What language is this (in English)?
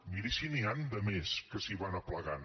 Catalan